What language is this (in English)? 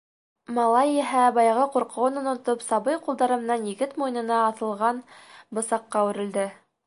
Bashkir